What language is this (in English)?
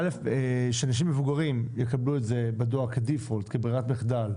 Hebrew